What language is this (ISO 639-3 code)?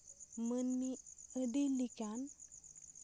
sat